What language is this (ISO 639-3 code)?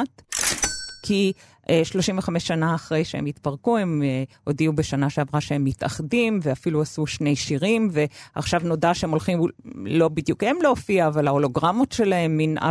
heb